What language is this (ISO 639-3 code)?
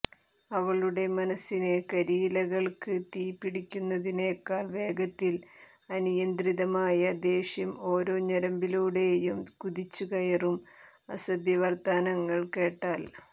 mal